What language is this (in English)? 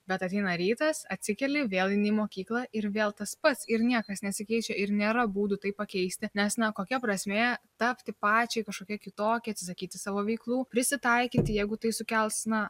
Lithuanian